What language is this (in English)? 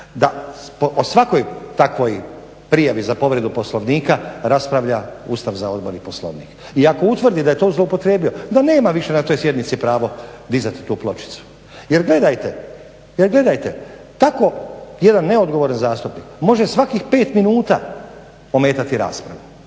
Croatian